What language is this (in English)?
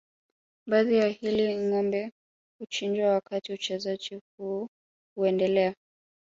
Swahili